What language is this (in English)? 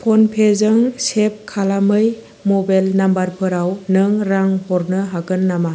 Bodo